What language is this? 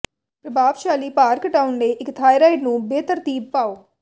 Punjabi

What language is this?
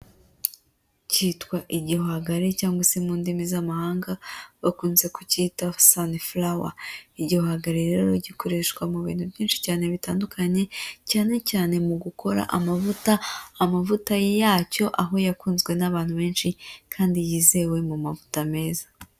Kinyarwanda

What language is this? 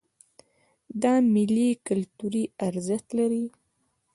Pashto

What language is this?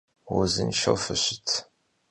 Kabardian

